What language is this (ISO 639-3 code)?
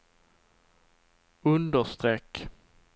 swe